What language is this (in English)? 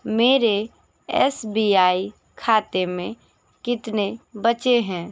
Hindi